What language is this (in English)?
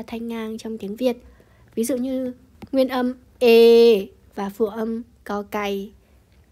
Vietnamese